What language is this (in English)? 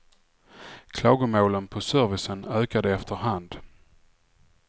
Swedish